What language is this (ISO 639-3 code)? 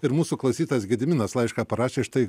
lit